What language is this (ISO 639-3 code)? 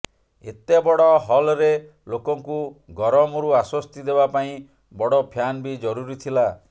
ori